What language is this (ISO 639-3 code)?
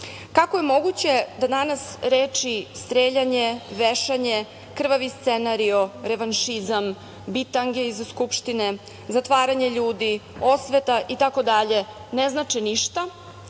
srp